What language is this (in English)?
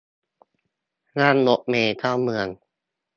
Thai